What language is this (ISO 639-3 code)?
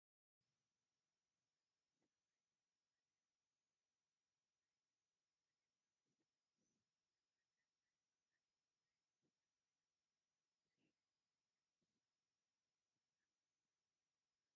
tir